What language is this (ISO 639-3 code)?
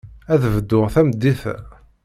kab